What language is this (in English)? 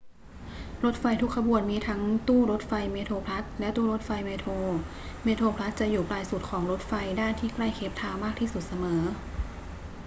Thai